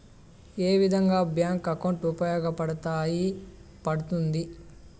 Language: Telugu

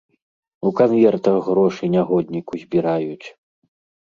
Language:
Belarusian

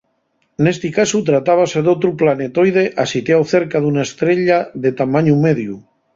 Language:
Asturian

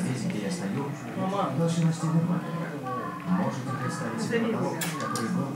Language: Russian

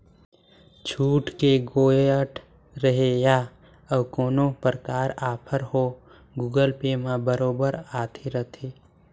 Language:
Chhattisgarhi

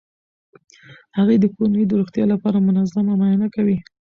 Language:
Pashto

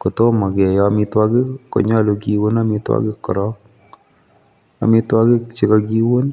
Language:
Kalenjin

